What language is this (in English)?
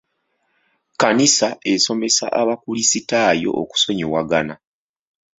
Ganda